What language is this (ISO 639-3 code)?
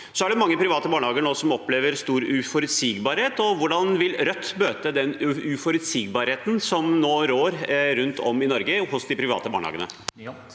nor